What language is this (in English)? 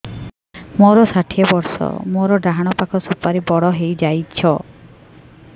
Odia